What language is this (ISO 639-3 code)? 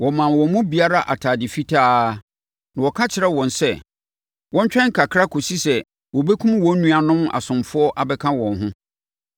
aka